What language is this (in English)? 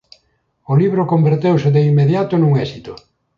Galician